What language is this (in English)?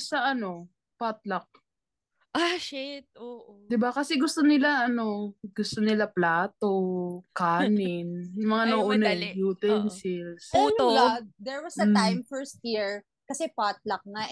Filipino